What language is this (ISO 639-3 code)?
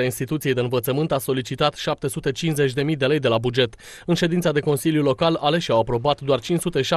ron